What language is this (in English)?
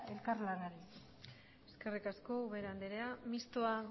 Basque